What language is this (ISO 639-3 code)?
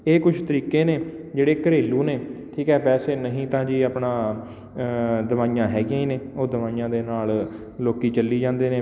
pan